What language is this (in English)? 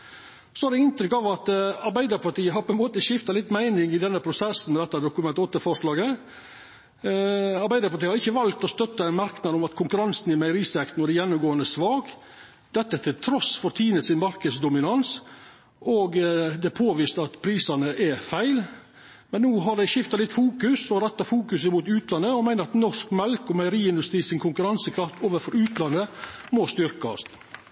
Norwegian Nynorsk